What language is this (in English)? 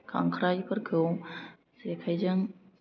Bodo